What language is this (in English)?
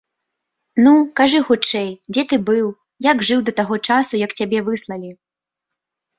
Belarusian